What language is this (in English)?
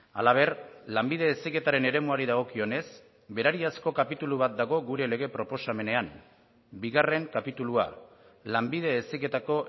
Basque